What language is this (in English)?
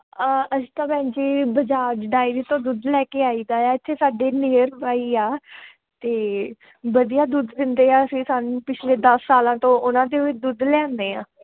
Punjabi